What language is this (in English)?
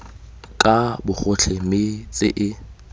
Tswana